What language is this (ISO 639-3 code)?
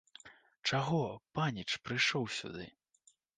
bel